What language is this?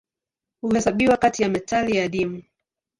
Swahili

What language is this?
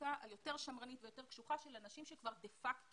Hebrew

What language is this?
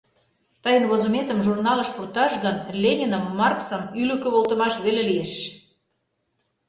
Mari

